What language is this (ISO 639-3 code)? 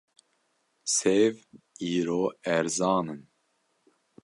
kur